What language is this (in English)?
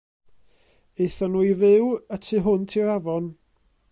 Welsh